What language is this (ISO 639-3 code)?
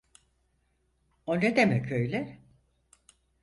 tur